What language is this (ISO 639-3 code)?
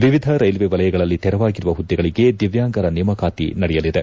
kan